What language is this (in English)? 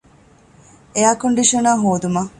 Divehi